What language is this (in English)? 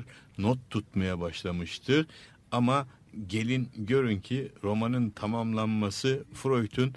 Turkish